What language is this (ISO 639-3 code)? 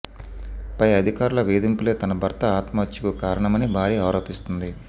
tel